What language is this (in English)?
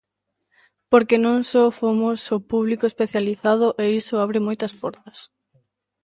Galician